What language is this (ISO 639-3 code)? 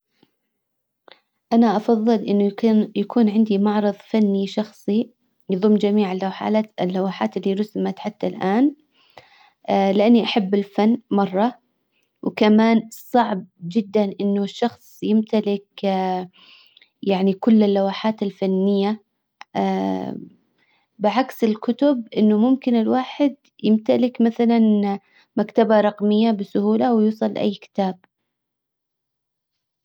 acw